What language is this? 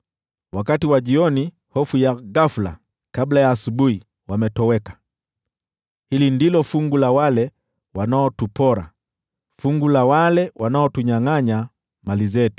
Swahili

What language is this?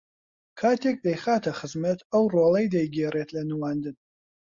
Central Kurdish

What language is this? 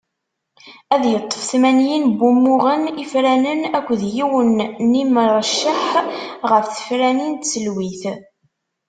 Kabyle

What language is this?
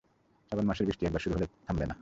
Bangla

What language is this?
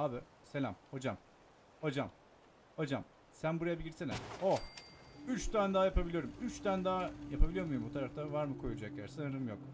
Turkish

